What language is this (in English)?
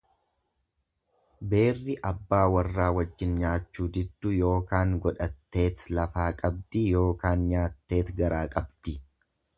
Oromo